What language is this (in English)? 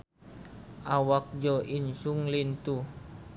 Sundanese